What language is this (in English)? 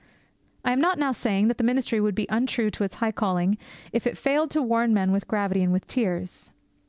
English